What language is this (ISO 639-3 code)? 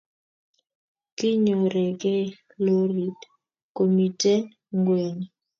kln